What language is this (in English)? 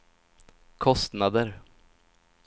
Swedish